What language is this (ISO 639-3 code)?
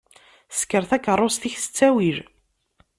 kab